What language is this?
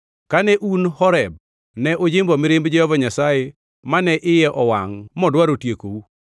Luo (Kenya and Tanzania)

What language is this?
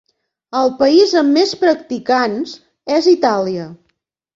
Catalan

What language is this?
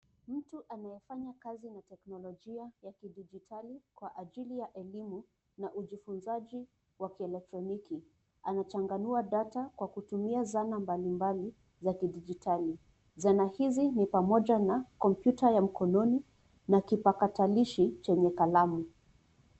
Swahili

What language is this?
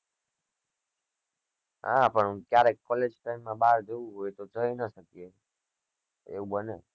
Gujarati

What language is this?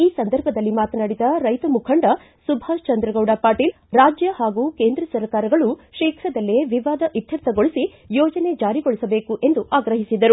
Kannada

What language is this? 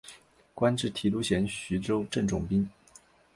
Chinese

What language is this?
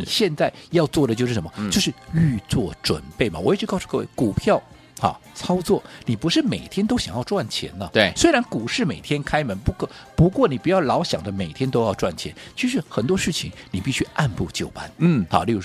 Chinese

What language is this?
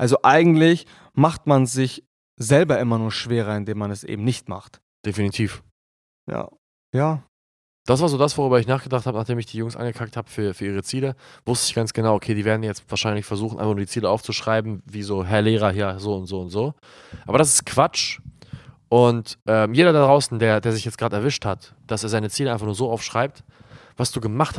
German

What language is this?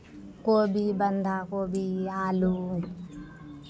Maithili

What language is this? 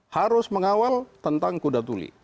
Indonesian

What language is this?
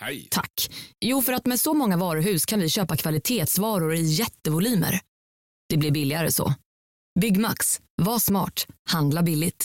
Swedish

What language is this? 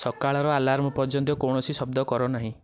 Odia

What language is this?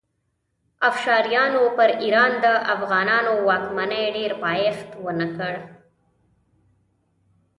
Pashto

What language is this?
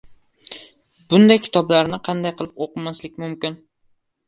Uzbek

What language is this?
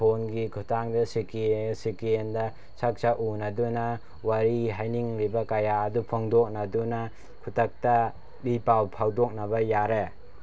Manipuri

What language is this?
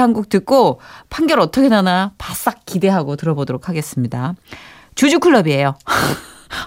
Korean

